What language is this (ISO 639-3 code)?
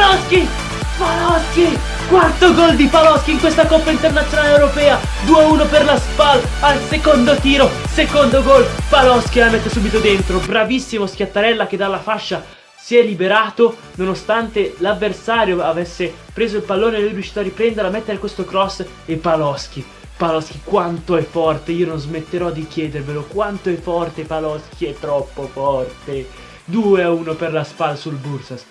ita